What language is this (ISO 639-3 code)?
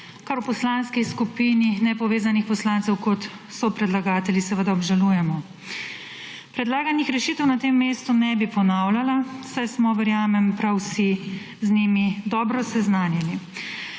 slv